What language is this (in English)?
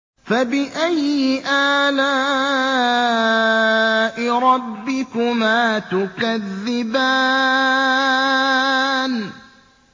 Arabic